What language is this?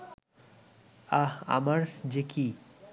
Bangla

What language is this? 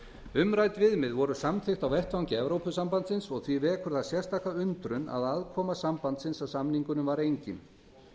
Icelandic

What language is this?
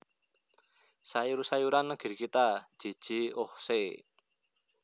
Javanese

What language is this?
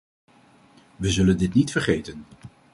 Dutch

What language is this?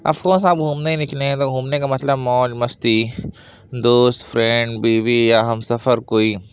Urdu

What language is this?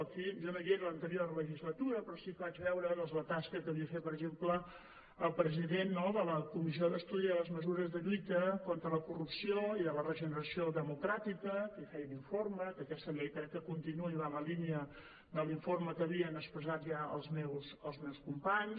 Catalan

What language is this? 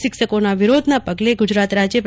Gujarati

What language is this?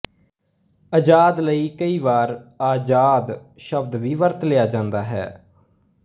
Punjabi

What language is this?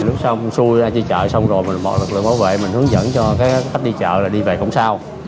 Vietnamese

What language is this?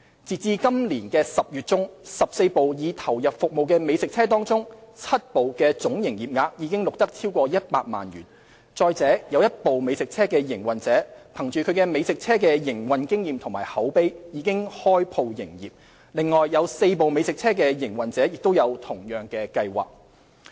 Cantonese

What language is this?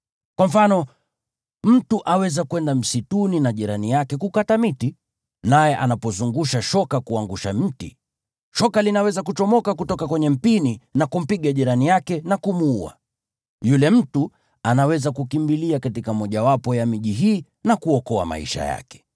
Swahili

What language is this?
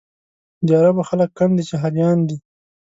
Pashto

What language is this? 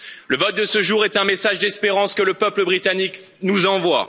French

